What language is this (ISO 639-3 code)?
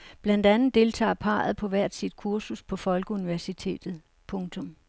dan